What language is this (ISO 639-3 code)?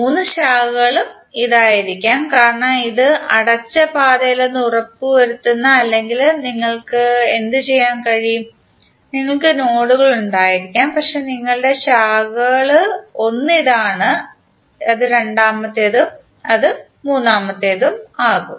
mal